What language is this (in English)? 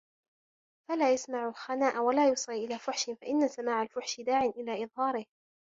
Arabic